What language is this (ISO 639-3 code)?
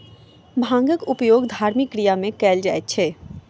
mai